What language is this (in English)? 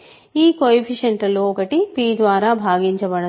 Telugu